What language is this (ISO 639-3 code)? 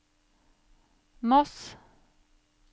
nor